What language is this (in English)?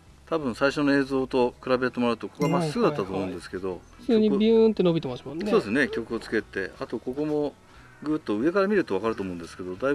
Japanese